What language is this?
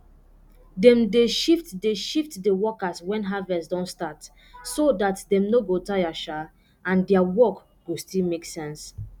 Nigerian Pidgin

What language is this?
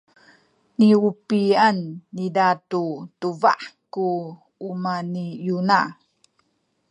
Sakizaya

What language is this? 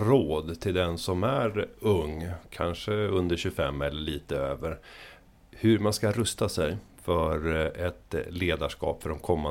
Swedish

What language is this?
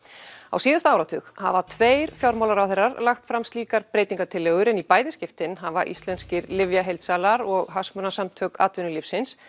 Icelandic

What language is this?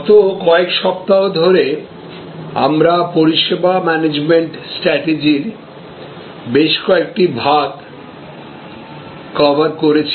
Bangla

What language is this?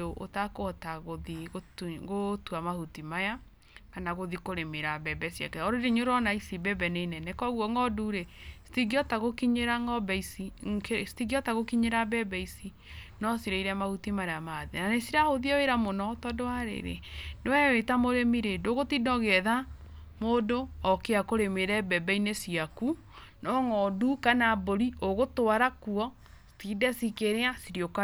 Kikuyu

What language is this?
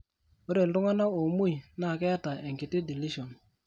Masai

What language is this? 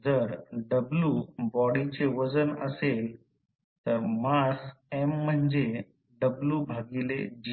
Marathi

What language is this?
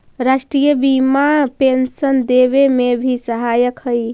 Magahi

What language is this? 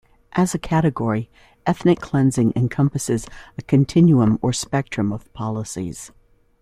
English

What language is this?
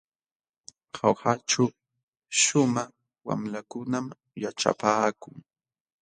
Jauja Wanca Quechua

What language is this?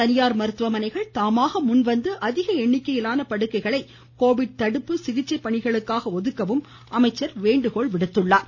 Tamil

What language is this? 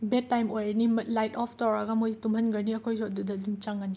Manipuri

